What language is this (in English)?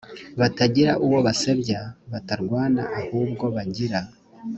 Kinyarwanda